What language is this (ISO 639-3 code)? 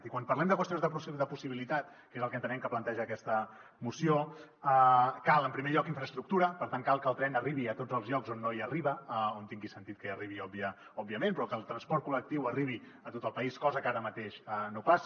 cat